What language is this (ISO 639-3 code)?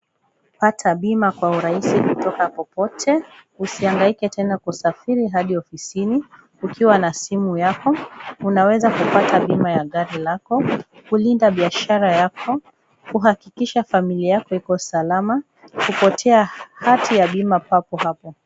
swa